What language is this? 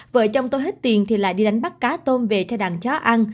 Vietnamese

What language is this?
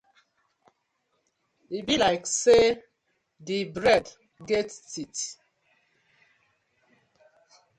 Nigerian Pidgin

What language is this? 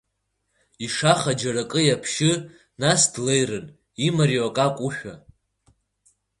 Abkhazian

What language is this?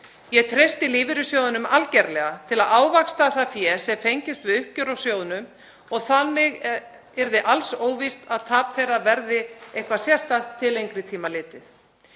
Icelandic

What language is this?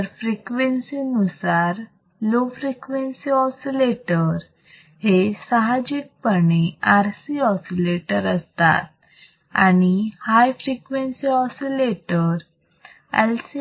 Marathi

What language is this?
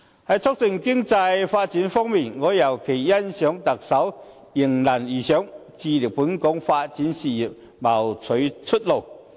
Cantonese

